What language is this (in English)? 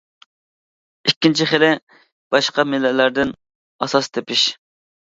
Uyghur